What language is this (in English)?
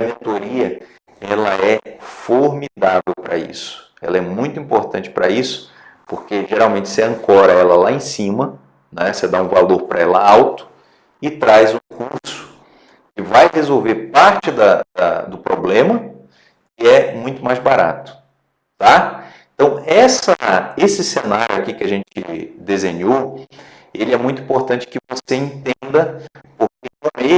Portuguese